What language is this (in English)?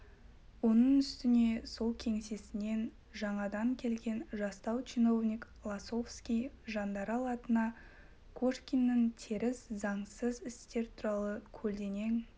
Kazakh